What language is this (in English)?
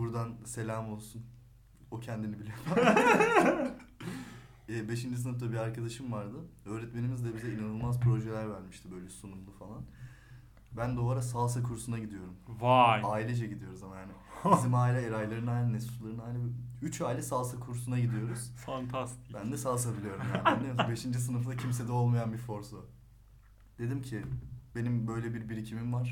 Turkish